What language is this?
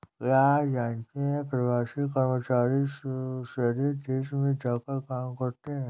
Hindi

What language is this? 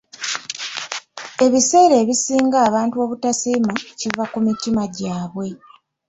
Ganda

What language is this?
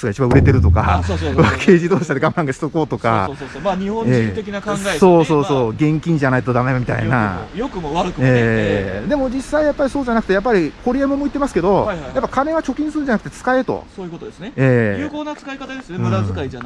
Japanese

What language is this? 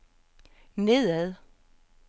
Danish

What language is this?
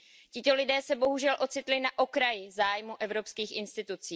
Czech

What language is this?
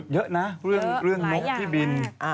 Thai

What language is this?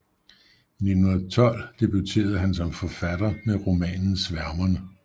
Danish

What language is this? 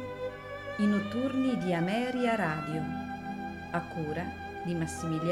Italian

